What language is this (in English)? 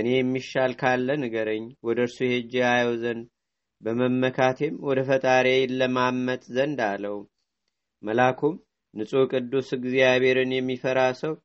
Amharic